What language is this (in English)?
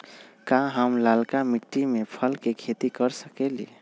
Magahi